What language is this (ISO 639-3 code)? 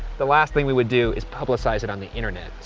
eng